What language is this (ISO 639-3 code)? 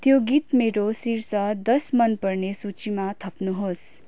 nep